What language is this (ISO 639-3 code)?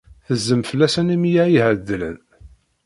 kab